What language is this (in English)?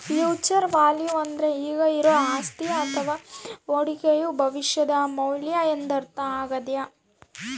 Kannada